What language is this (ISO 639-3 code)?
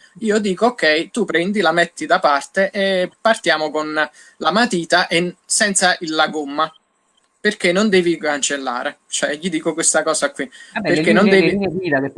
ita